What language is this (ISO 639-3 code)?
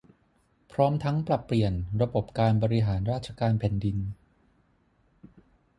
tha